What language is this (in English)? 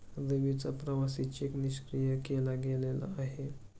Marathi